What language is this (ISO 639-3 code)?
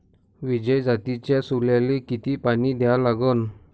mar